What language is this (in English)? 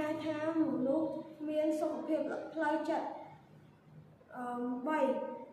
Vietnamese